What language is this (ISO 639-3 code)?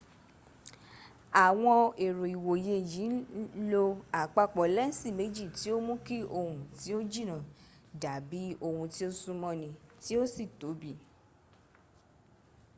yor